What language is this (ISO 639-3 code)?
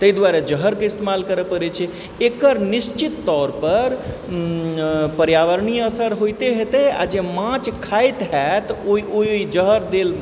mai